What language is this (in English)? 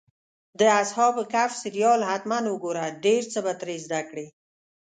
Pashto